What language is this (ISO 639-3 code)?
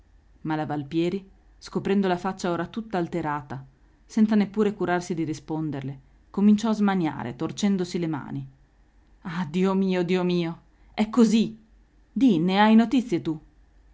ita